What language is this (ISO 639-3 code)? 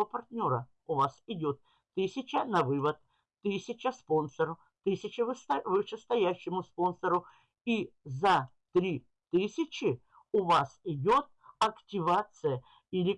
rus